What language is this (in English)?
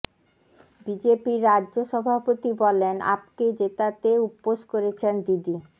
Bangla